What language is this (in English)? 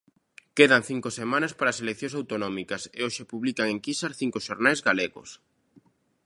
Galician